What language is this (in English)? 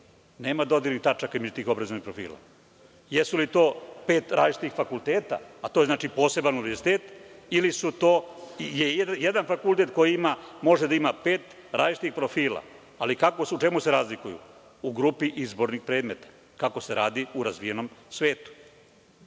Serbian